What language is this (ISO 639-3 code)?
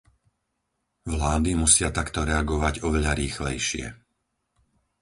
slk